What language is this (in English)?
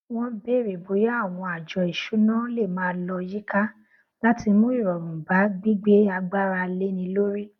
Yoruba